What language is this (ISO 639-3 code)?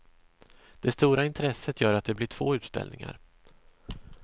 swe